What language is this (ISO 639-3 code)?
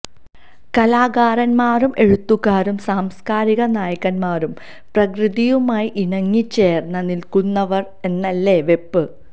mal